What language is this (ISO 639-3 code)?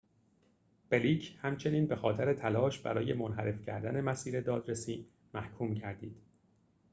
fas